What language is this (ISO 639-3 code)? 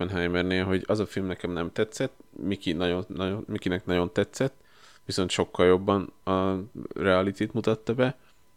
hun